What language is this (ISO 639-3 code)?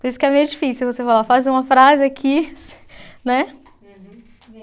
por